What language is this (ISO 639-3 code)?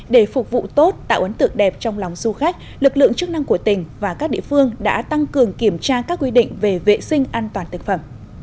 vie